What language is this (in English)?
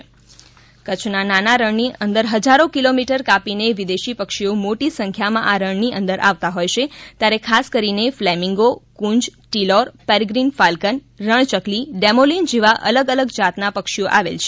Gujarati